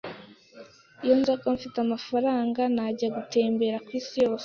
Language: Kinyarwanda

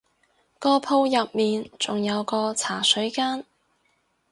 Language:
Cantonese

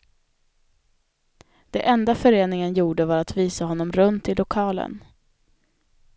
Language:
Swedish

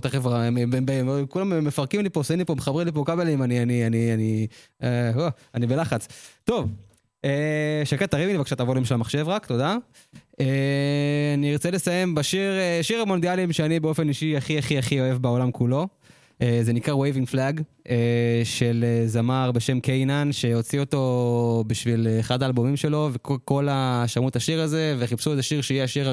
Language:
Hebrew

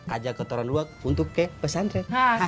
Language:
Indonesian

